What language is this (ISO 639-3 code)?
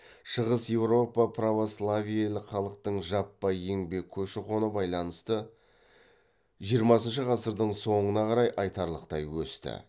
kaz